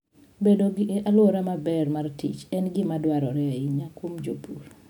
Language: Luo (Kenya and Tanzania)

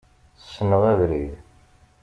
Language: Kabyle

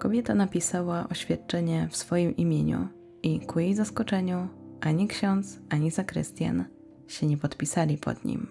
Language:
Polish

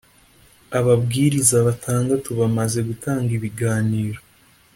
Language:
Kinyarwanda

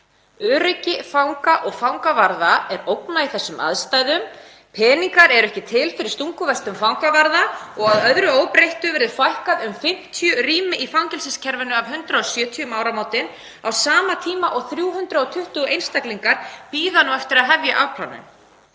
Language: Icelandic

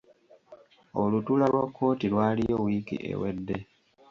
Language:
Ganda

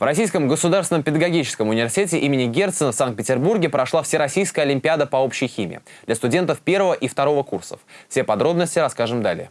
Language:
Russian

